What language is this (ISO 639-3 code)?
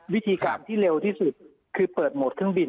tha